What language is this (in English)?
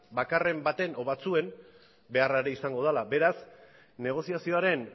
Basque